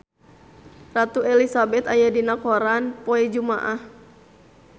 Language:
Sundanese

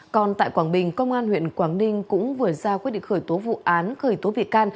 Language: Vietnamese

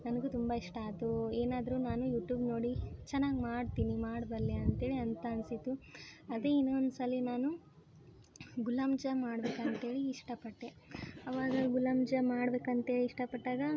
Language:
Kannada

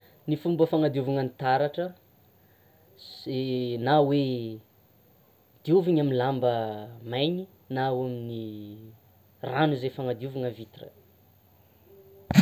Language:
Tsimihety Malagasy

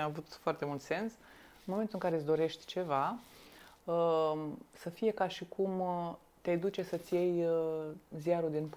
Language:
Romanian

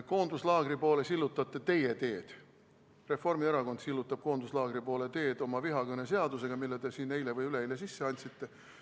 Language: Estonian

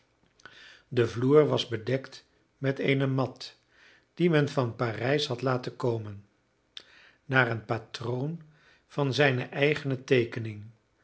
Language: Dutch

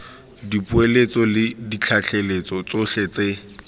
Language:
Tswana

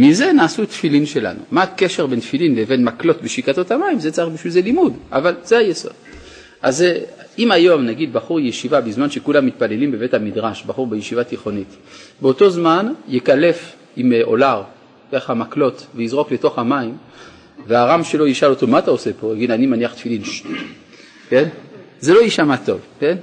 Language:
Hebrew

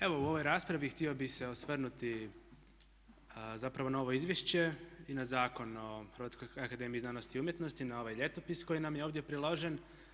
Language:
Croatian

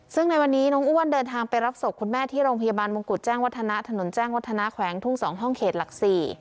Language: Thai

